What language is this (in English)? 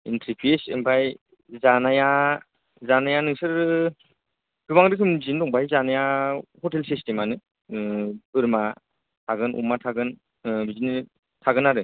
Bodo